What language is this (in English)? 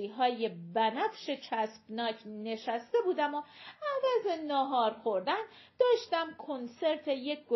Persian